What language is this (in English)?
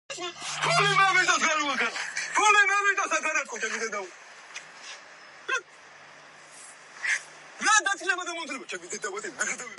Georgian